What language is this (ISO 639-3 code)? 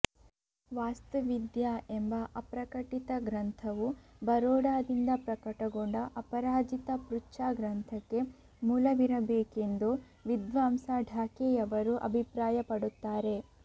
kan